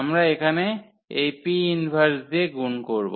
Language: Bangla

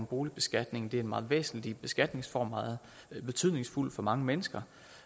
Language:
Danish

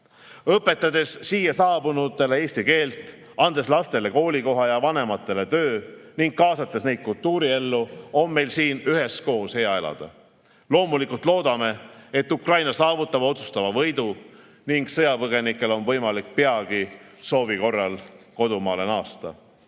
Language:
Estonian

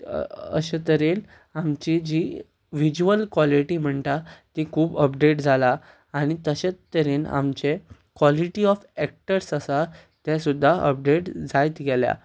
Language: Konkani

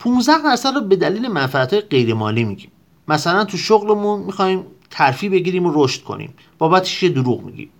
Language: Persian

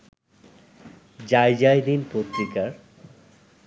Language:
Bangla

